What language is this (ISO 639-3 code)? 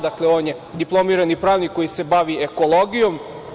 srp